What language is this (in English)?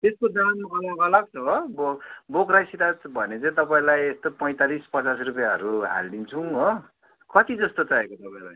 Nepali